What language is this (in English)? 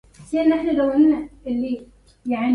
Arabic